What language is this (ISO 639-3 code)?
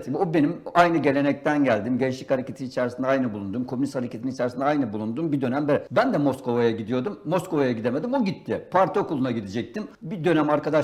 tur